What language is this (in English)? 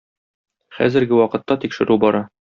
Tatar